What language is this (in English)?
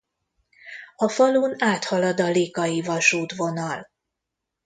Hungarian